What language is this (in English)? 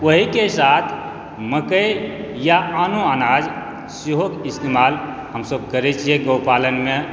Maithili